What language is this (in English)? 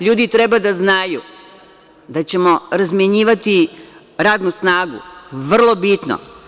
Serbian